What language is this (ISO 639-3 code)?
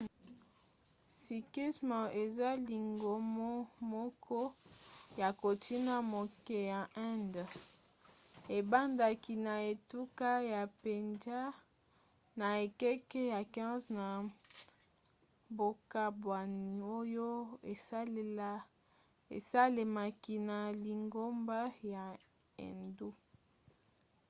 lin